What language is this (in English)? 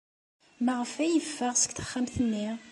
Kabyle